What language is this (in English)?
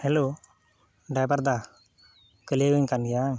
Santali